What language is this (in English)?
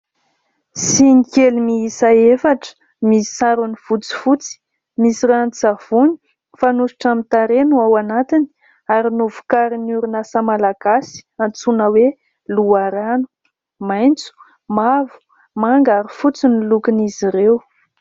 Malagasy